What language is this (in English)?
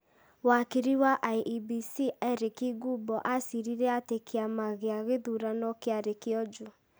Kikuyu